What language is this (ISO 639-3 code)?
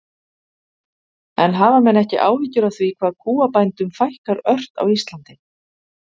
isl